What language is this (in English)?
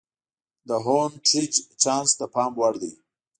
Pashto